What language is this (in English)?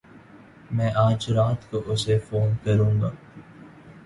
Urdu